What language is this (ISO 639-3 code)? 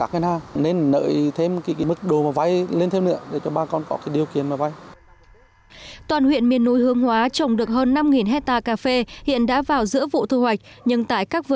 vie